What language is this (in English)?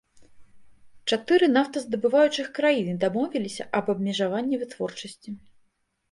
Belarusian